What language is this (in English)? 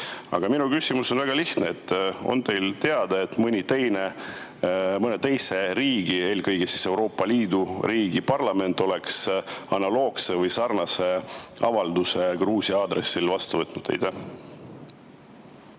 Estonian